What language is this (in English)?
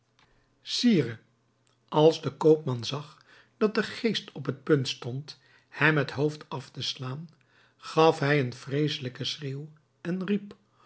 Dutch